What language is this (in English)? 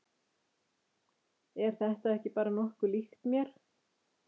Icelandic